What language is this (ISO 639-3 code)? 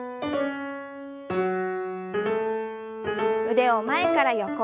jpn